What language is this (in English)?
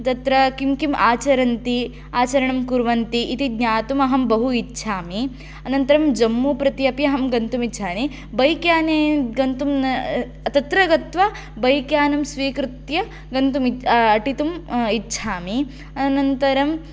Sanskrit